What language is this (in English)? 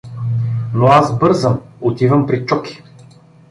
Bulgarian